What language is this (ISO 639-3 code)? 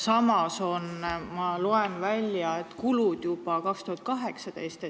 est